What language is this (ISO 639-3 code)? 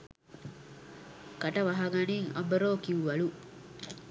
sin